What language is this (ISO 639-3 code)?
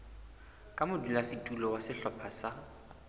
sot